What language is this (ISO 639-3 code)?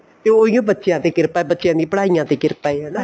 pan